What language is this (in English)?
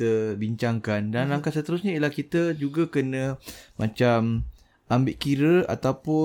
Malay